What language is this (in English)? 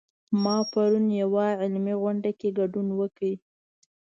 Pashto